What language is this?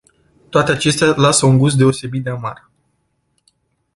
Romanian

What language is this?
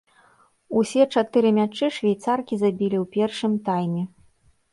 Belarusian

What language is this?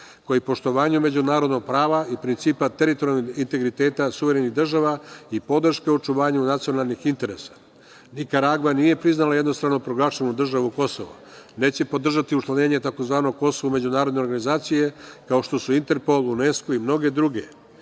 Serbian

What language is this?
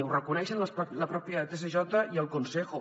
Catalan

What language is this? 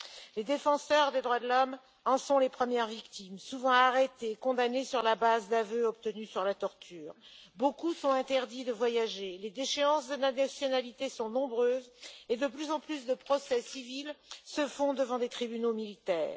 French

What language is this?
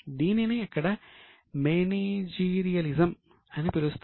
Telugu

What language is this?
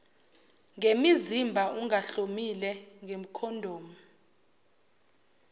Zulu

